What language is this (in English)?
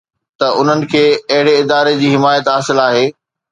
Sindhi